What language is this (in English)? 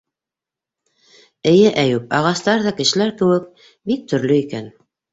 Bashkir